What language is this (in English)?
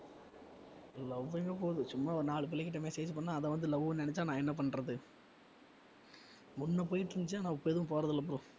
Tamil